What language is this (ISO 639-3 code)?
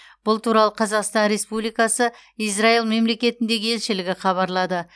kaz